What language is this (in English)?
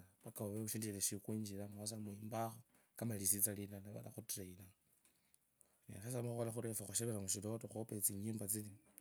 Kabras